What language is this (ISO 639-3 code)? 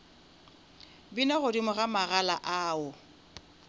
nso